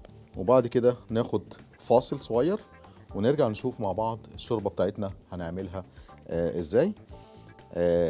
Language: Arabic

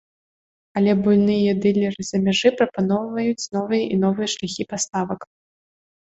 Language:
Belarusian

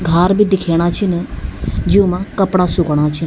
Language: Garhwali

